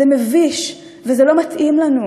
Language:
Hebrew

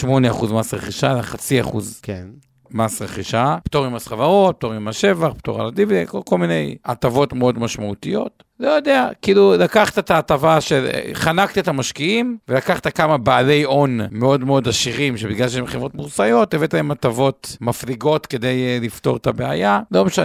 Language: Hebrew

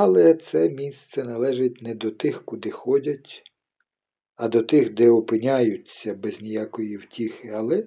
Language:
Ukrainian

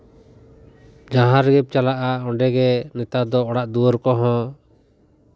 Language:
Santali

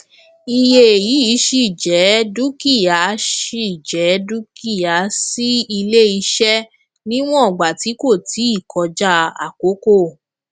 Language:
Yoruba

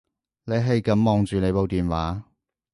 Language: Cantonese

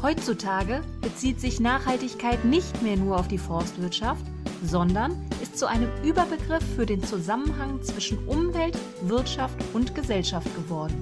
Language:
German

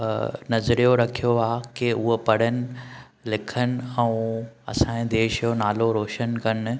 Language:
Sindhi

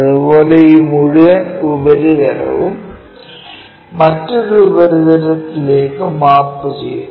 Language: Malayalam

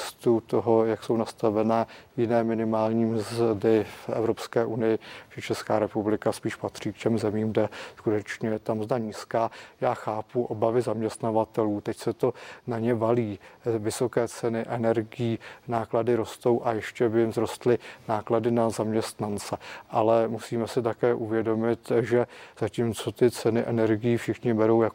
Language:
Czech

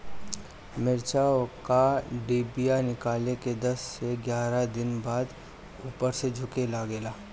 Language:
Bhojpuri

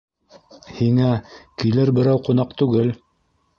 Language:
Bashkir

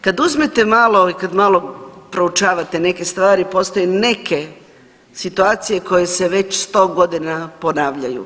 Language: Croatian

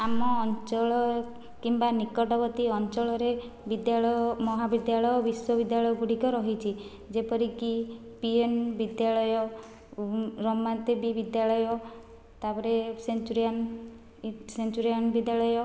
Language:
Odia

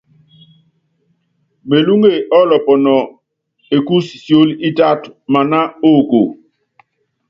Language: Yangben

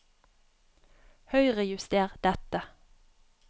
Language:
Norwegian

